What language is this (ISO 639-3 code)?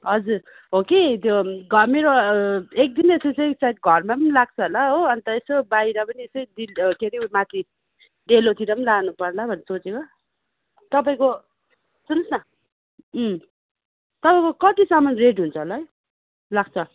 nep